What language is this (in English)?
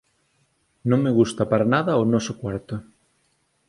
Galician